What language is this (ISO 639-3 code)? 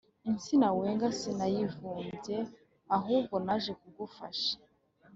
kin